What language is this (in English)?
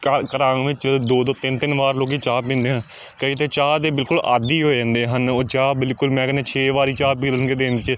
Punjabi